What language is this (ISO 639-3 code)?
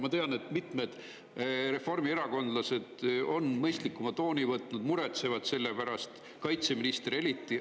est